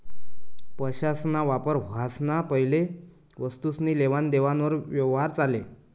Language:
Marathi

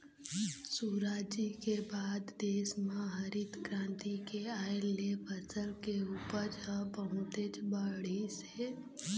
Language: Chhattisgarhi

